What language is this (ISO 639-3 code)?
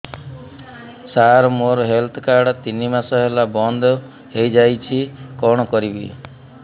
ori